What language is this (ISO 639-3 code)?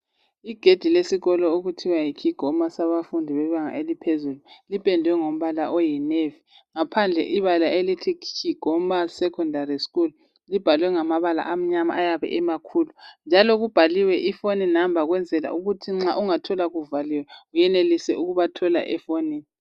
nde